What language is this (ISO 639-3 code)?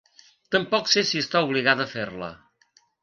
cat